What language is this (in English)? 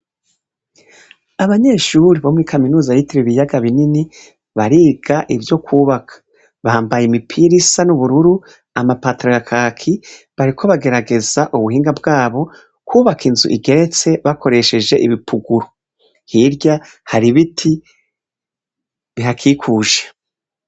Rundi